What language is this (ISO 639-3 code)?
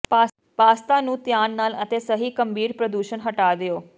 pan